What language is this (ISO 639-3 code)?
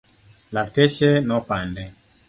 luo